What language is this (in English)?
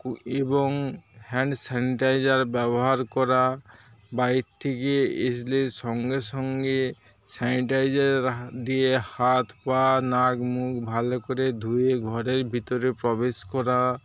Bangla